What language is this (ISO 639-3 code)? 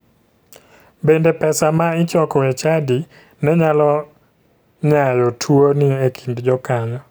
luo